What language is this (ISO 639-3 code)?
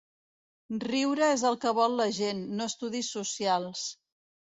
cat